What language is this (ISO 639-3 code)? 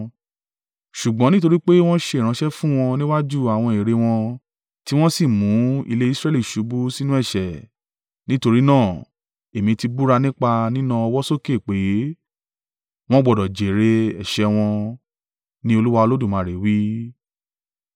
yor